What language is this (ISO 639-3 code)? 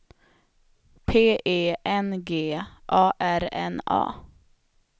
swe